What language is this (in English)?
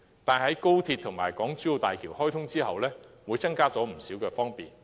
Cantonese